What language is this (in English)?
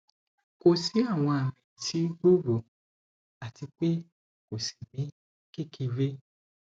Yoruba